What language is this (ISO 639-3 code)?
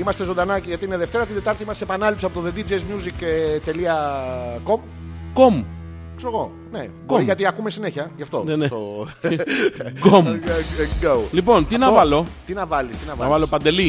ell